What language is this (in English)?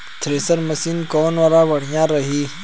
Bhojpuri